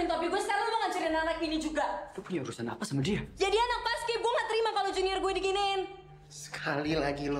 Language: Indonesian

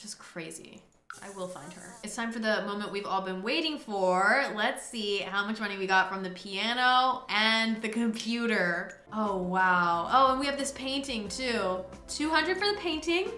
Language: English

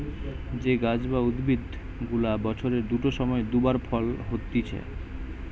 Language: Bangla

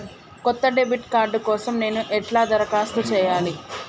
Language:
Telugu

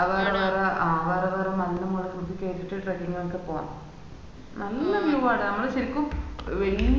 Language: Malayalam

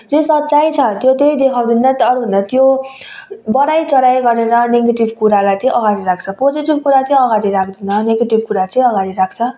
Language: Nepali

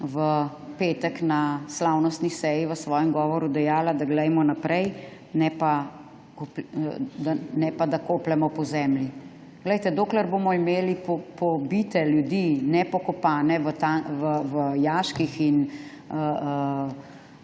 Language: Slovenian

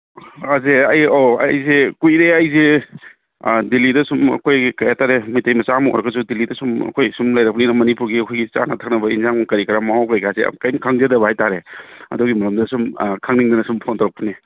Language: Manipuri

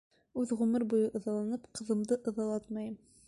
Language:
Bashkir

